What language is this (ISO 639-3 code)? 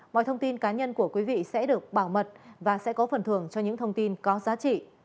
vie